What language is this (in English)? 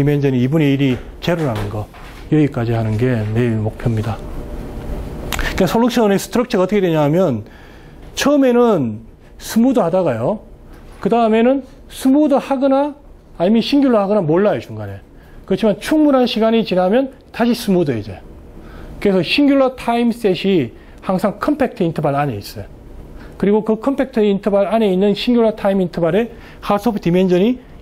Korean